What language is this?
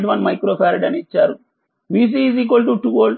Telugu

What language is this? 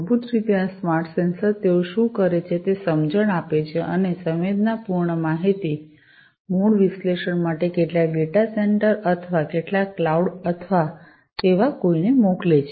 Gujarati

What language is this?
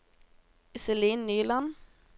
Norwegian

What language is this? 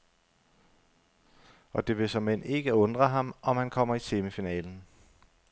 Danish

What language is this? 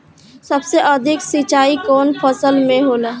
Bhojpuri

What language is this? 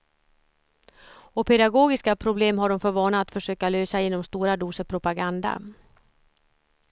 Swedish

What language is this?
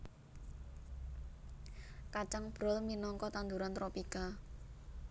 Javanese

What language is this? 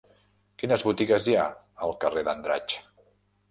Catalan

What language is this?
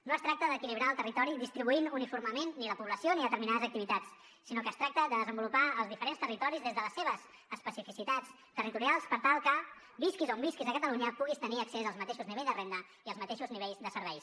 Catalan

